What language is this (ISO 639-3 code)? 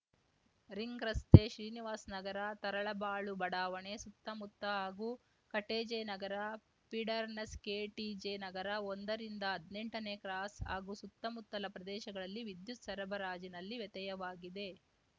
kan